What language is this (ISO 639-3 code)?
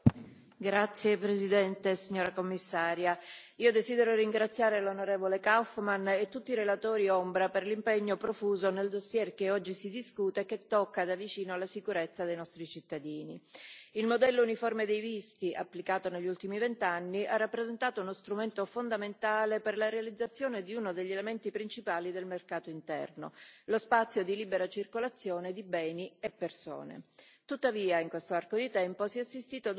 ita